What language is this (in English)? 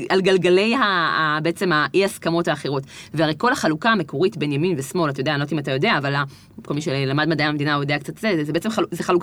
Hebrew